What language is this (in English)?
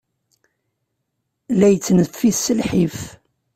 Kabyle